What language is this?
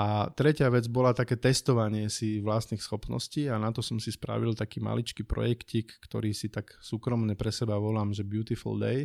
Slovak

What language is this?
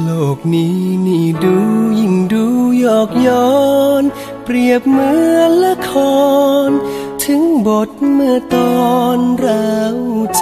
Thai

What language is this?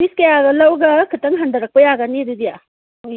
Manipuri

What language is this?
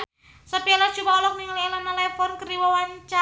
Sundanese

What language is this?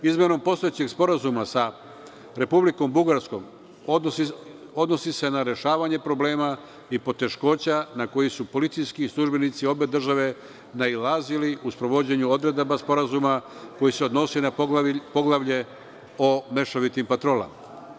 Serbian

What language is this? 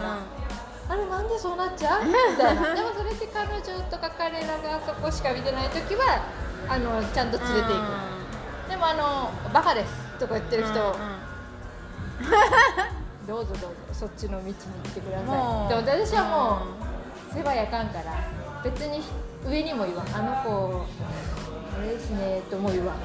Japanese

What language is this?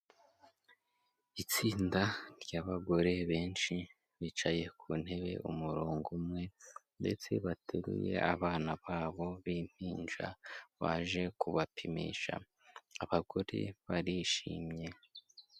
Kinyarwanda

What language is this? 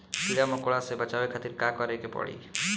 Bhojpuri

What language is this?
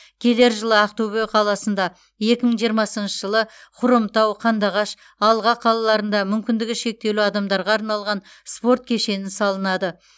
Kazakh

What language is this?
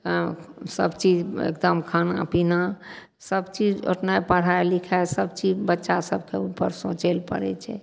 Maithili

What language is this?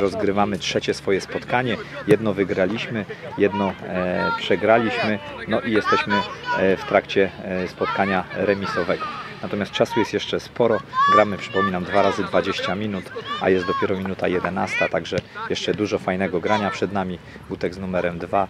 Polish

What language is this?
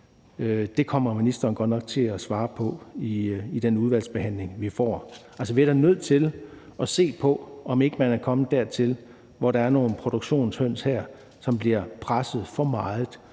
Danish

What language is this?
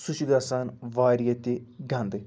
Kashmiri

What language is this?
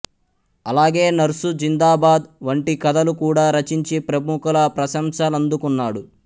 Telugu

